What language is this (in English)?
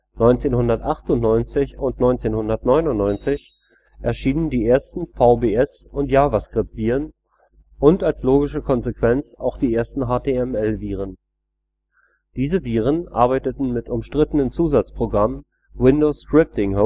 German